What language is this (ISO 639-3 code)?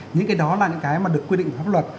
vie